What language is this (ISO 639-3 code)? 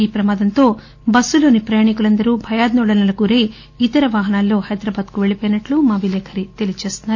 tel